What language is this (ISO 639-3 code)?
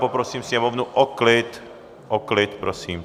ces